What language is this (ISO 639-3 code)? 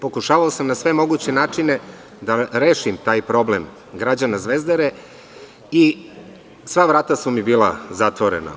srp